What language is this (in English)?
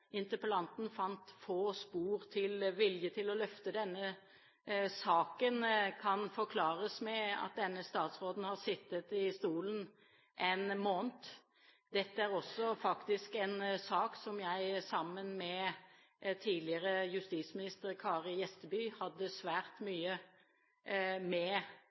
Norwegian Bokmål